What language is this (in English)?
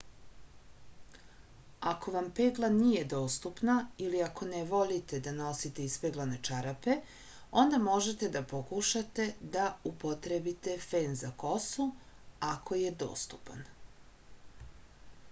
Serbian